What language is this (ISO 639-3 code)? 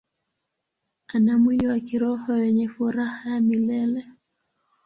swa